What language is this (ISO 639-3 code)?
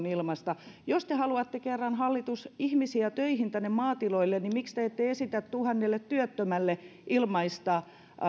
fin